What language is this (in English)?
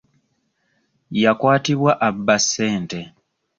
Ganda